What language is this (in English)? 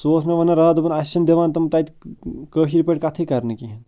Kashmiri